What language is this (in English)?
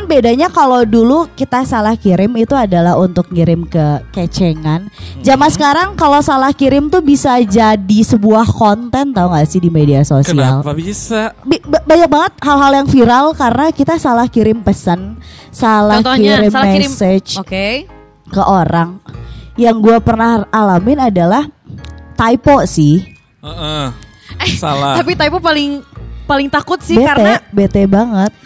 Indonesian